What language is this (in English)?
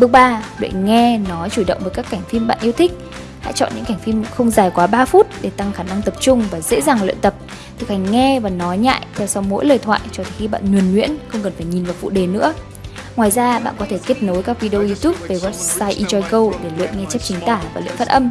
Vietnamese